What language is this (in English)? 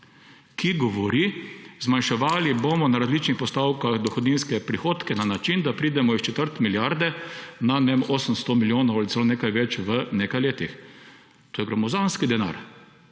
Slovenian